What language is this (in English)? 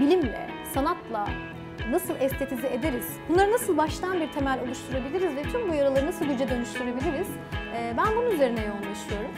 Turkish